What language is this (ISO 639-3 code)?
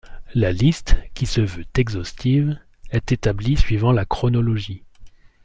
fra